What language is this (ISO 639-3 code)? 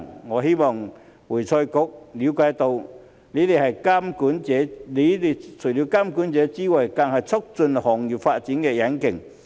yue